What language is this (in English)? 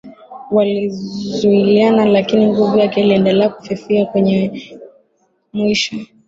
Swahili